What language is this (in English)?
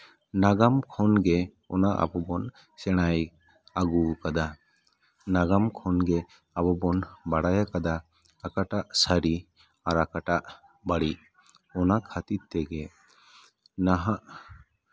Santali